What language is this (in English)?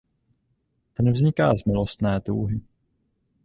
Czech